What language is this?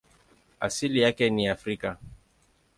Swahili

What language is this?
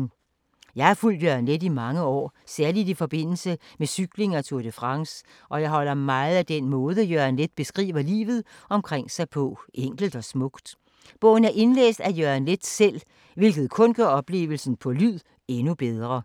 Danish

